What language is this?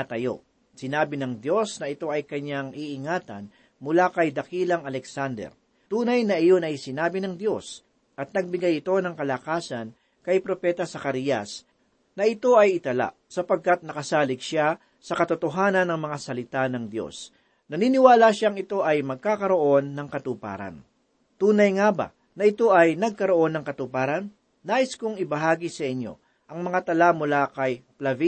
Filipino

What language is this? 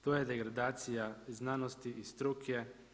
Croatian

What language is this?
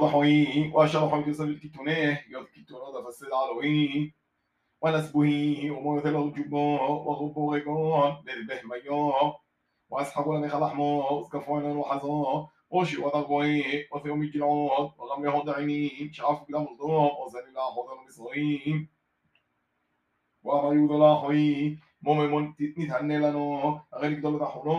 Hebrew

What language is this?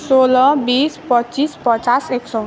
Nepali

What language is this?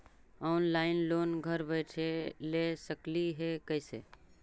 Magahi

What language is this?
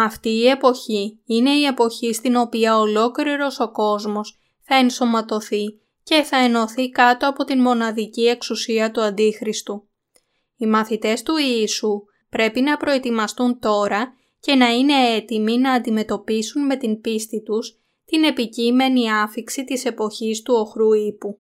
Greek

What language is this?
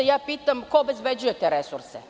Serbian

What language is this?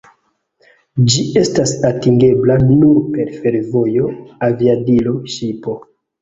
Esperanto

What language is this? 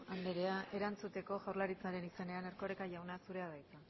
Basque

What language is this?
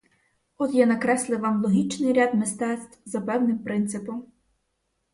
Ukrainian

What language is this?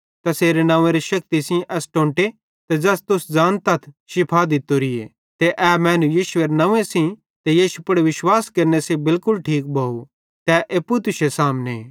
Bhadrawahi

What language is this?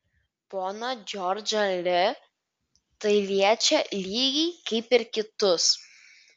Lithuanian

